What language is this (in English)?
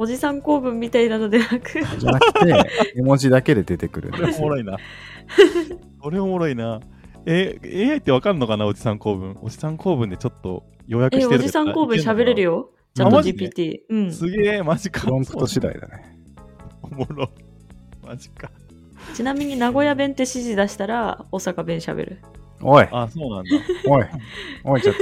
Japanese